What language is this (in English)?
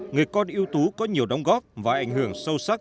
Vietnamese